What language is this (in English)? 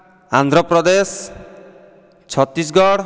Odia